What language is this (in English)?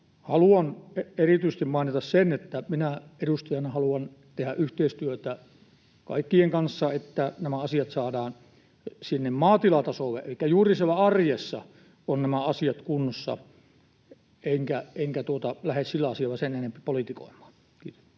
Finnish